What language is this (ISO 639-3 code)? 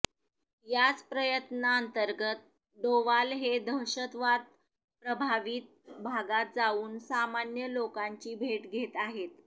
mar